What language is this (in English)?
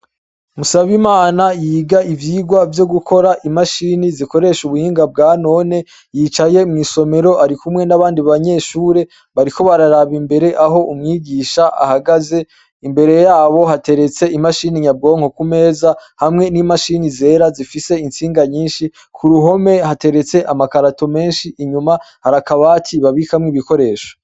Rundi